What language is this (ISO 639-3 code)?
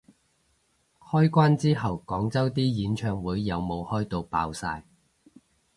yue